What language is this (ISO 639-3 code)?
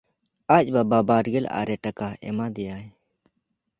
sat